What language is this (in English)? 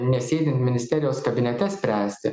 Lithuanian